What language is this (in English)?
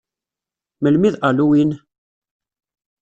Kabyle